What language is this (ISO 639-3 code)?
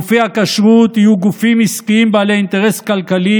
heb